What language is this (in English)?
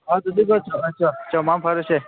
Manipuri